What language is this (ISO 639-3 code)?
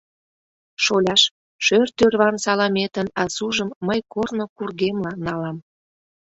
chm